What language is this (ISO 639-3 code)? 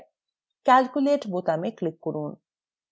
ben